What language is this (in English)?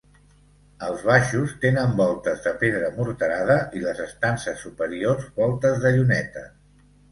Catalan